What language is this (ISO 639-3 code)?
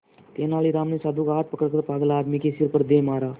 hin